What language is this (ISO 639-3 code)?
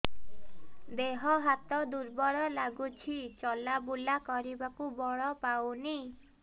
ori